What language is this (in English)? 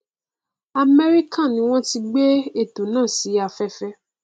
Yoruba